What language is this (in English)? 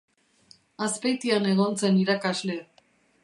Basque